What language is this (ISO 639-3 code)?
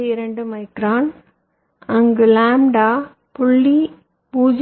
tam